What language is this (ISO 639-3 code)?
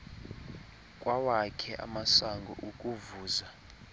xho